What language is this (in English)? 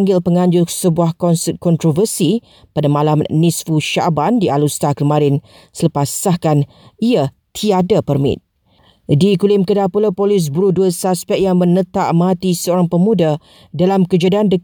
Malay